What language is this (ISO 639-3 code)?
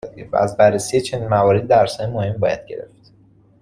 fas